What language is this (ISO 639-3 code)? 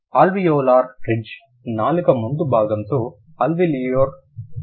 tel